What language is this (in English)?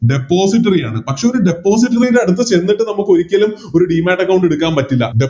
Malayalam